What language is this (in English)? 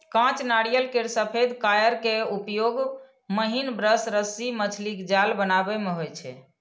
Maithili